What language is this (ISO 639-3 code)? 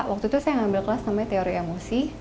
ind